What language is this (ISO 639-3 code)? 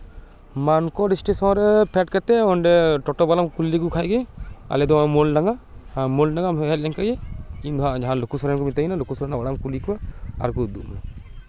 sat